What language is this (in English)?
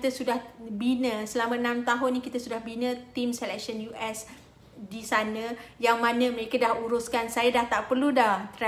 Malay